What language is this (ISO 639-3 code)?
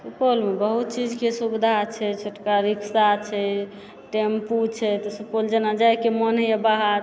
mai